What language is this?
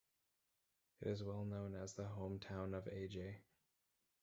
English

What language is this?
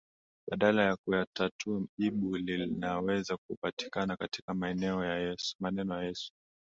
Swahili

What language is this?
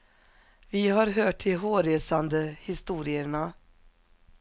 Swedish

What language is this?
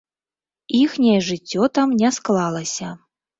Belarusian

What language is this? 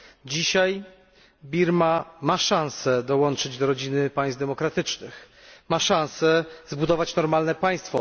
Polish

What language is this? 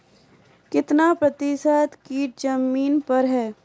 Maithili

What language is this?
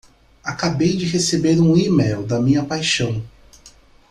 Portuguese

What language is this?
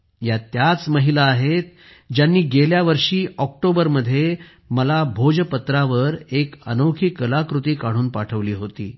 Marathi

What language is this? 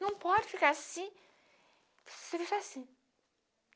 Portuguese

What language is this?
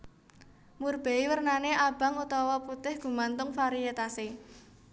Javanese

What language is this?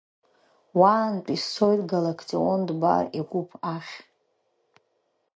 Abkhazian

